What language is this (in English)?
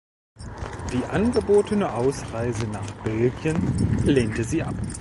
German